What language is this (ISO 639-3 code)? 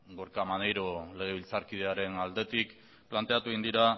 eus